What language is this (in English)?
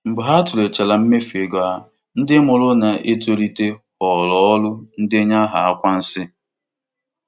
Igbo